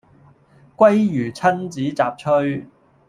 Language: Cantonese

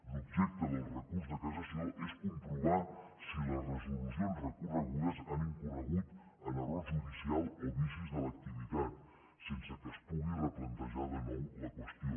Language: Catalan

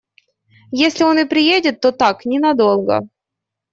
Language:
Russian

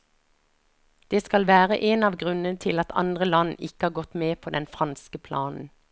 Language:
Norwegian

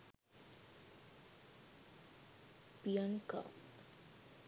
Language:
Sinhala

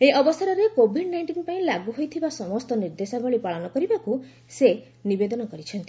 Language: Odia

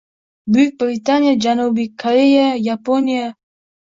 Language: Uzbek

